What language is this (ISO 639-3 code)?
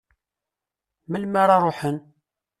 kab